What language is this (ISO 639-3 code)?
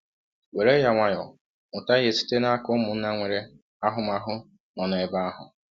ibo